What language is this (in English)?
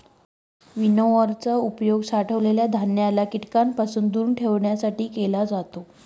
Marathi